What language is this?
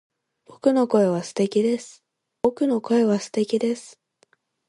Japanese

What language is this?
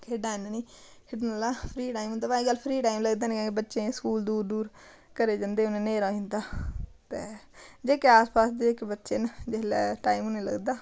Dogri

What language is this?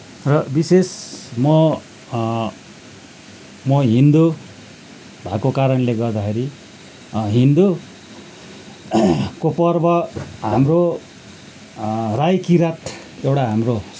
Nepali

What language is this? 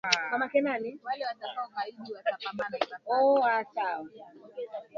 Swahili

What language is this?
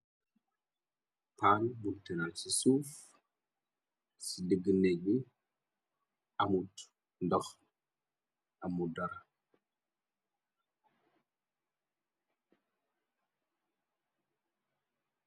Wolof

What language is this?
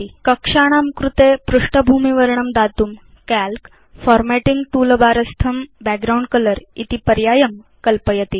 Sanskrit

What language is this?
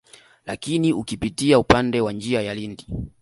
Swahili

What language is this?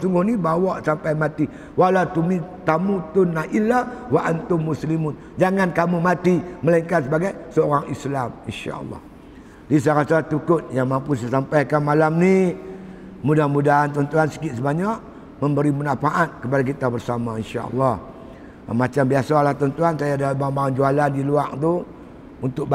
Malay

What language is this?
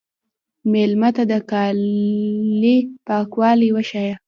Pashto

